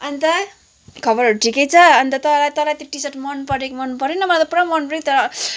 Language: Nepali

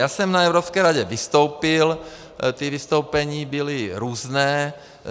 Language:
Czech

